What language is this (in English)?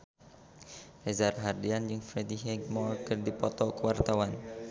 Sundanese